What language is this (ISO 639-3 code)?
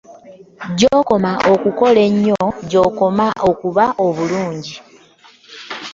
lug